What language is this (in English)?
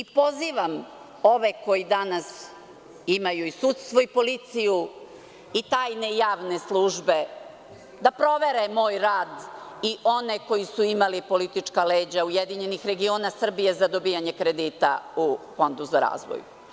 Serbian